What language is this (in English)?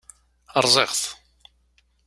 Kabyle